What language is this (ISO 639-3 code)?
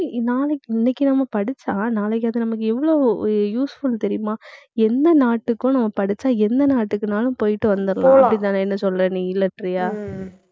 tam